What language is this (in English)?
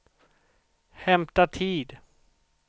Swedish